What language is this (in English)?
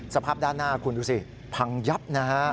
Thai